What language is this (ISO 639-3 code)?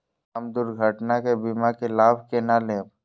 mai